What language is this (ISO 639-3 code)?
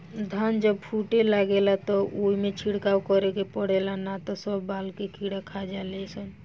bho